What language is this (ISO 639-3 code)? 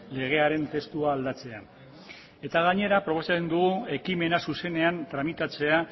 eus